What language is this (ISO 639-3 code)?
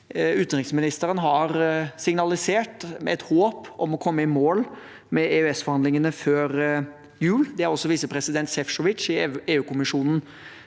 nor